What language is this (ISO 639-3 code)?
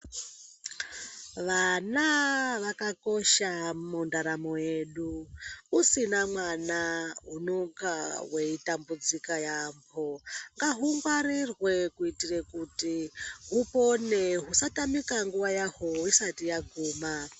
ndc